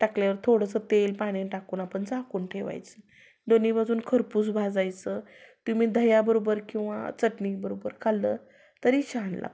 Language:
Marathi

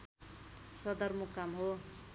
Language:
Nepali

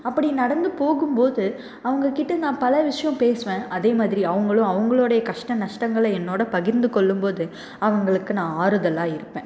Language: Tamil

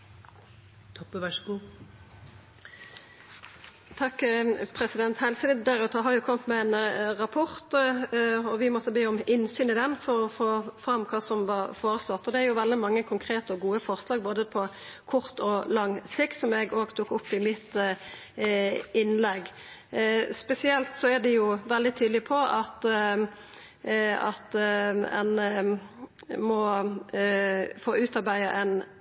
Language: Norwegian Nynorsk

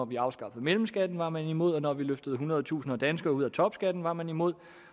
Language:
Danish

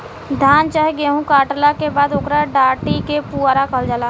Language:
Bhojpuri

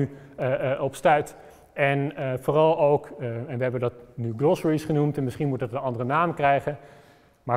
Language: Dutch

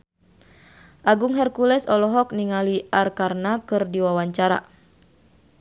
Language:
Sundanese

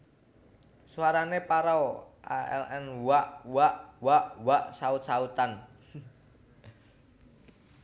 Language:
Javanese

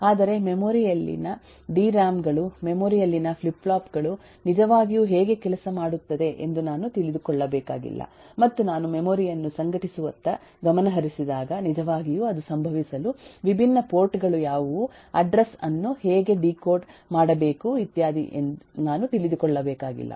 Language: Kannada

